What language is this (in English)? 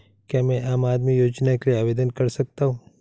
Hindi